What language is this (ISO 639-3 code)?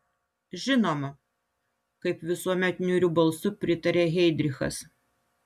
lit